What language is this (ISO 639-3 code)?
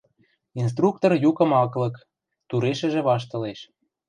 mrj